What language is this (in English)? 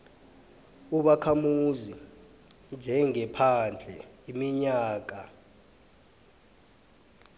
South Ndebele